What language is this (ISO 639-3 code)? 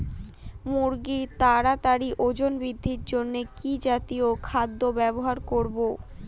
ben